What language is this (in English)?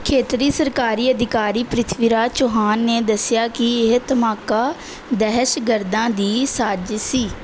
Punjabi